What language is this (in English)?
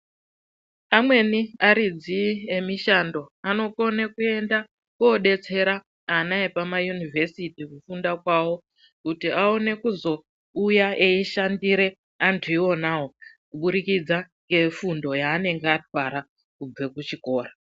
Ndau